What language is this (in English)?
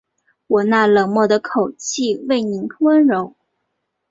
Chinese